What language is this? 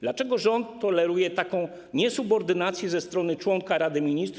Polish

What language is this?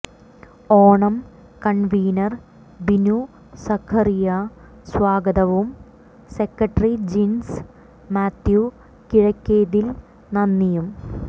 Malayalam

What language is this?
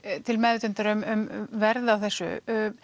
Icelandic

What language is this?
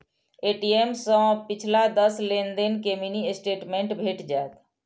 Maithili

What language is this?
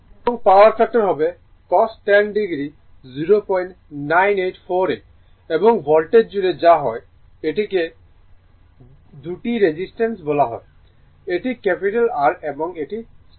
Bangla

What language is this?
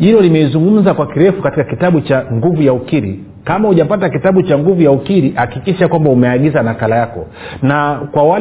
Swahili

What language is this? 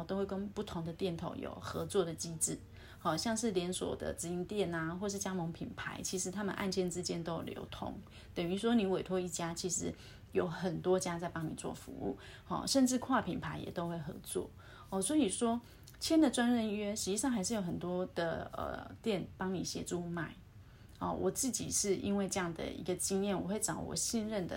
Chinese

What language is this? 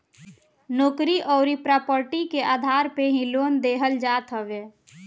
Bhojpuri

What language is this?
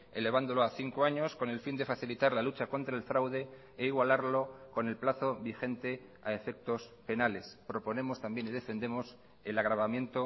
Spanish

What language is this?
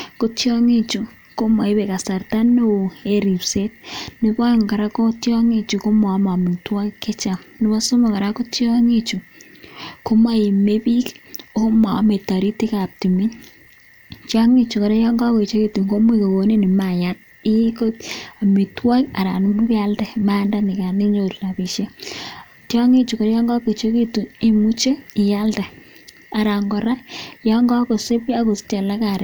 Kalenjin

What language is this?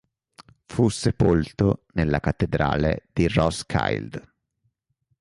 Italian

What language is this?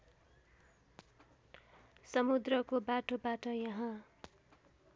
Nepali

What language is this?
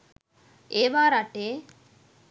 Sinhala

